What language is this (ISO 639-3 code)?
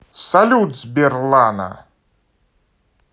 rus